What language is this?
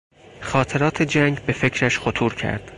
Persian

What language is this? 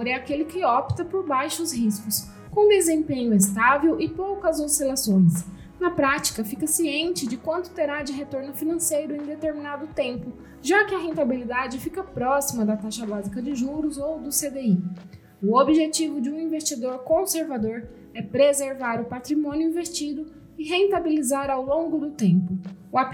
Portuguese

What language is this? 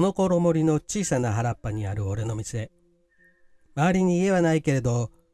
Japanese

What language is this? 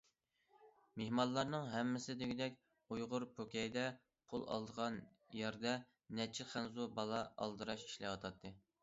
Uyghur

